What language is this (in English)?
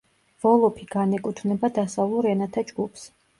Georgian